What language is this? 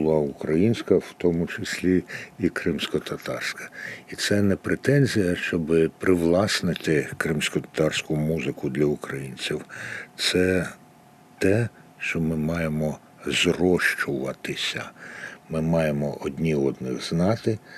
Ukrainian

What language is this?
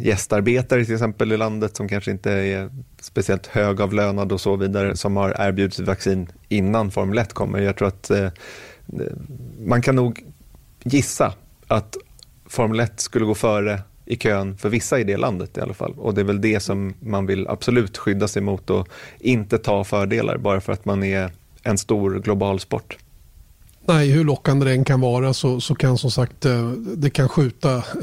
Swedish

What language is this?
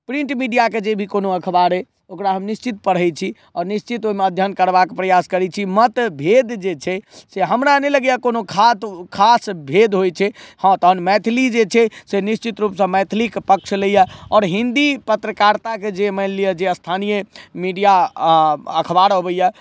Maithili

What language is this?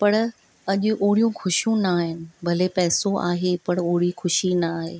Sindhi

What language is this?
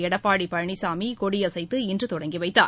Tamil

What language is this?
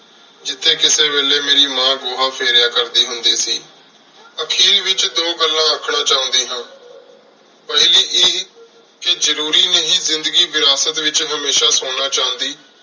Punjabi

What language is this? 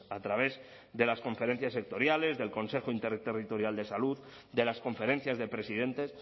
Spanish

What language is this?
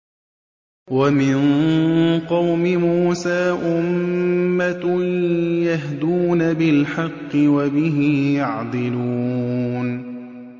Arabic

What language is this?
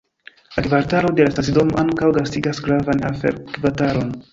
Esperanto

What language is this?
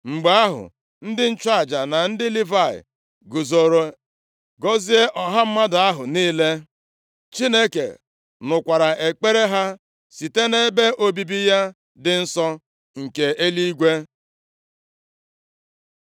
Igbo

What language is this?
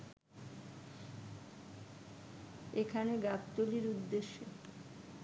Bangla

